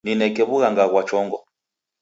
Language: Taita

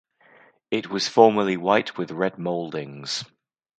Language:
English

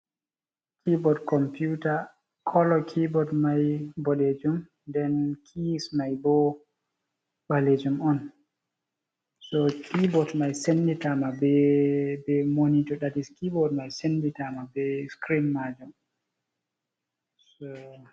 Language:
Fula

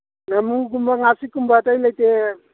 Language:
Manipuri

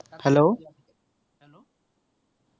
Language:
Assamese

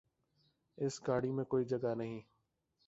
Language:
Urdu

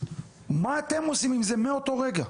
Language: Hebrew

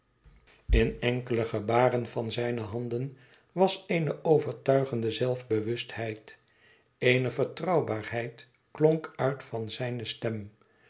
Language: Dutch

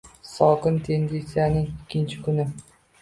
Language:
Uzbek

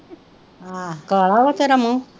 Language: Punjabi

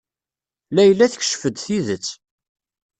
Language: Kabyle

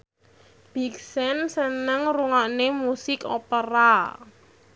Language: Javanese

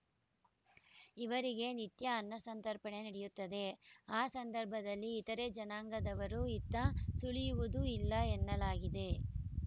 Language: Kannada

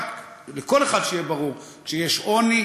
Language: Hebrew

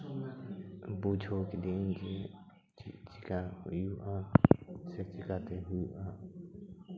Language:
Santali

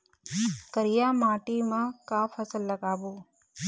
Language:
Chhattisgarhi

